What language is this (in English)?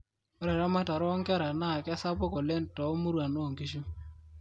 Masai